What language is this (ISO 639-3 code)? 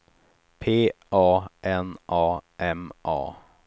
swe